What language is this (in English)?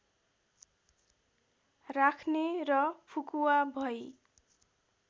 Nepali